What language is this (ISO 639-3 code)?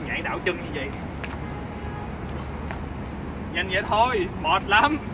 vie